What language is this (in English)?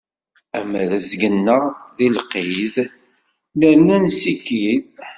Kabyle